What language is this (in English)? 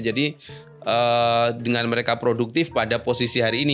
Indonesian